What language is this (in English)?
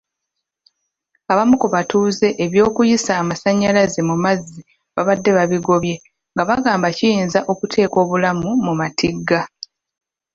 Ganda